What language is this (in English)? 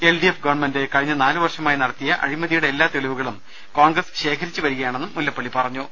Malayalam